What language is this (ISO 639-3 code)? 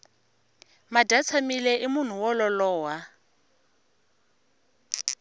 tso